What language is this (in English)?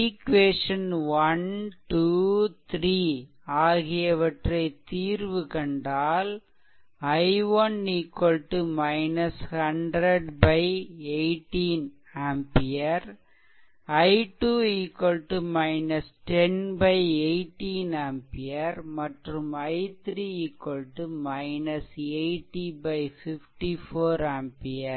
Tamil